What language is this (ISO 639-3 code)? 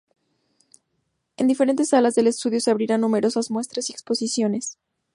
spa